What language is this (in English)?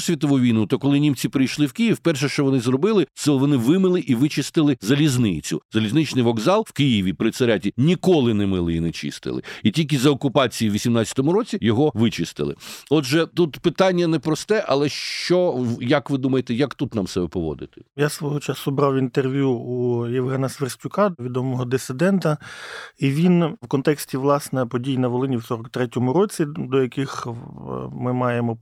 Ukrainian